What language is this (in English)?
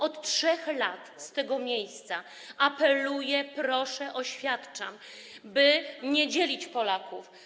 Polish